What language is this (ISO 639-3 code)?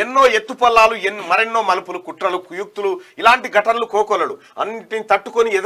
ron